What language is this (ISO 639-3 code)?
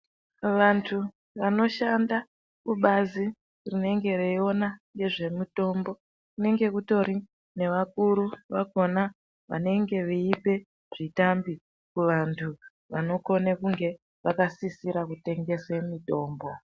ndc